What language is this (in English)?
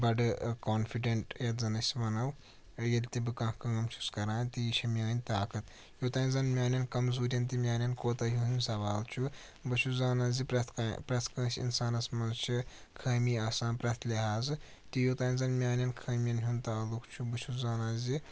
Kashmiri